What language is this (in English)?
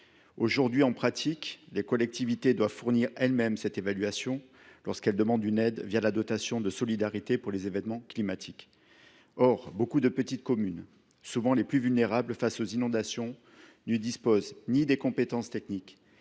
French